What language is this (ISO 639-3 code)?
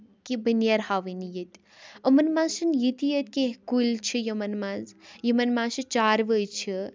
kas